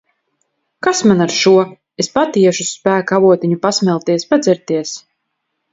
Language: Latvian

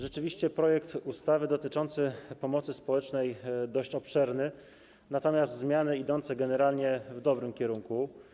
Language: Polish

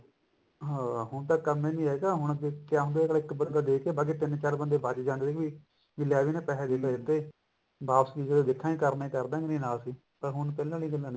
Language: Punjabi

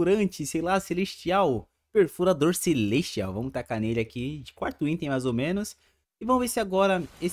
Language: Portuguese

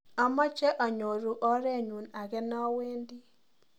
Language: Kalenjin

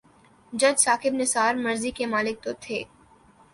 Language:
Urdu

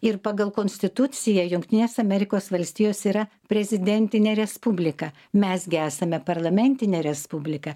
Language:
Lithuanian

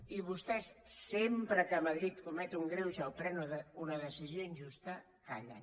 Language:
Catalan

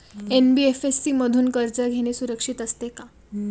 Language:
Marathi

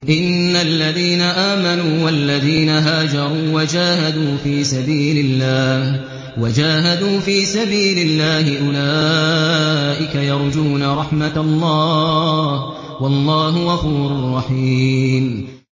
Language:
Arabic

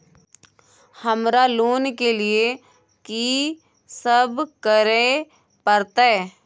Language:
Maithili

